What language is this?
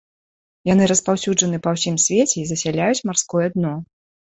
Belarusian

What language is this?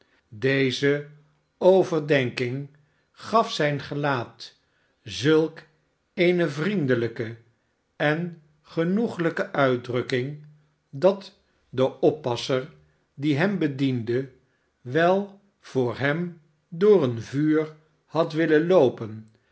Dutch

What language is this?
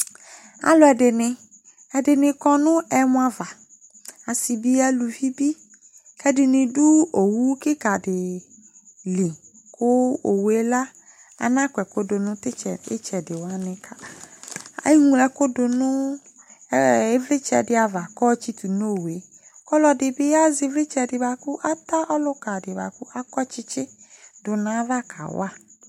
Ikposo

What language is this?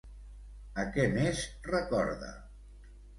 Catalan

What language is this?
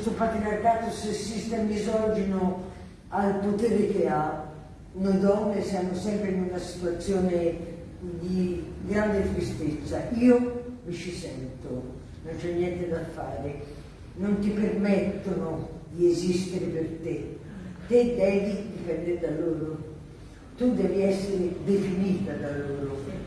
Italian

